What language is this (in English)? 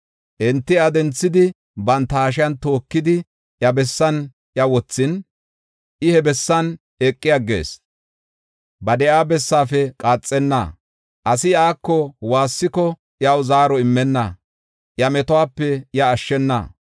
Gofa